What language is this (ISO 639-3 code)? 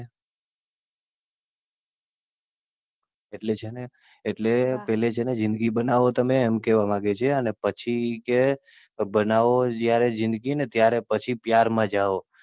guj